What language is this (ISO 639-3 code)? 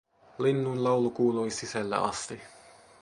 fin